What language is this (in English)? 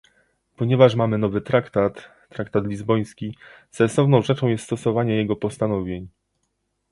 Polish